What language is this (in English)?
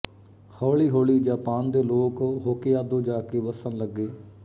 Punjabi